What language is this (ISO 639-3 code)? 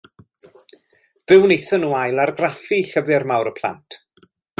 cym